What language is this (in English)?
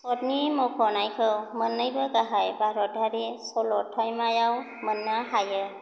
Bodo